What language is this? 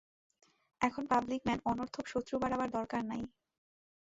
Bangla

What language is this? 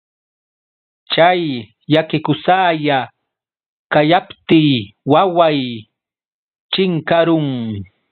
Yauyos Quechua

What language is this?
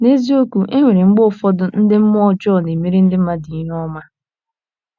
Igbo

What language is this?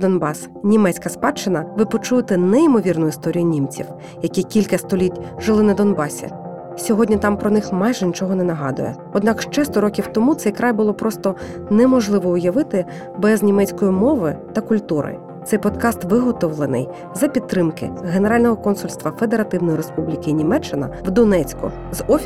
Ukrainian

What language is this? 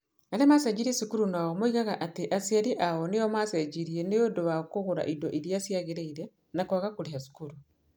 Kikuyu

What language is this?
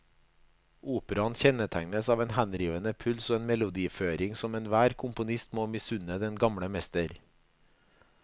Norwegian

